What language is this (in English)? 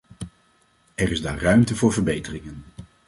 Dutch